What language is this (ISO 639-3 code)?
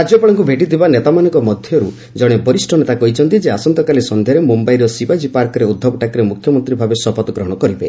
ori